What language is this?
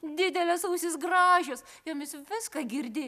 Lithuanian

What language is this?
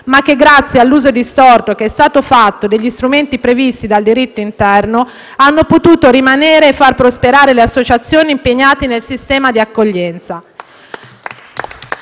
Italian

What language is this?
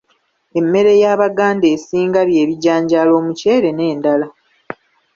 Ganda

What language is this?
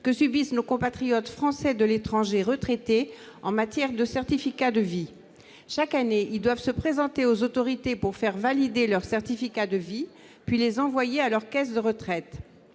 French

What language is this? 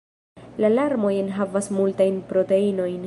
Esperanto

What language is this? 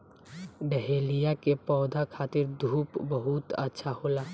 Bhojpuri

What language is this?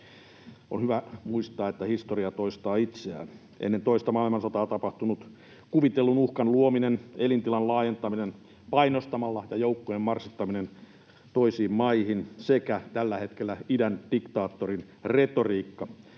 Finnish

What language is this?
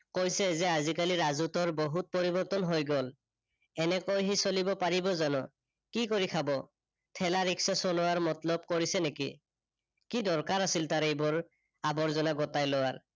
Assamese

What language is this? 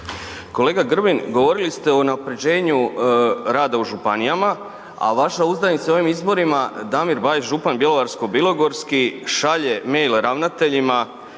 Croatian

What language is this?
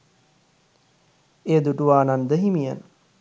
Sinhala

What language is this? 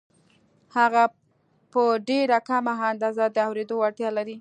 Pashto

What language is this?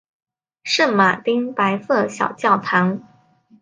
Chinese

